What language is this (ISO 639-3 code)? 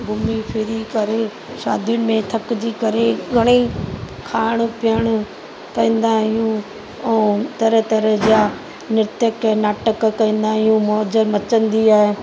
snd